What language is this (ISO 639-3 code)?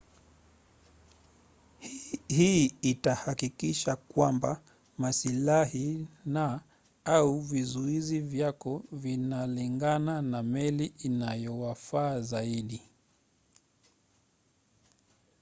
swa